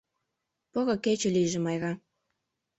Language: Mari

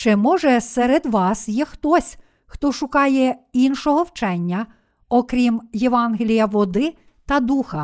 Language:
Ukrainian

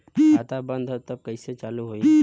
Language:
Bhojpuri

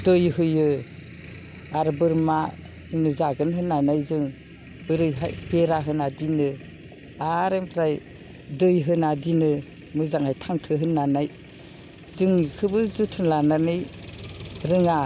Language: Bodo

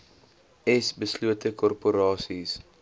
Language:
Afrikaans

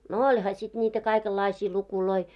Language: Finnish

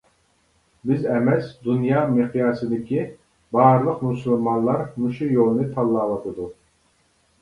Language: Uyghur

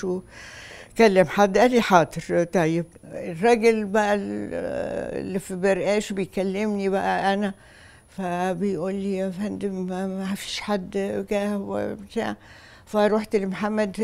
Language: Arabic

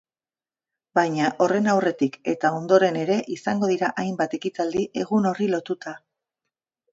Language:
Basque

